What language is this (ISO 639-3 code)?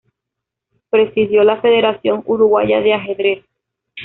spa